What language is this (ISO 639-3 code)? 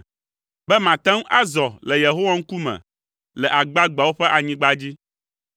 ewe